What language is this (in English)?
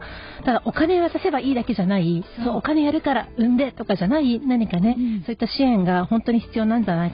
Japanese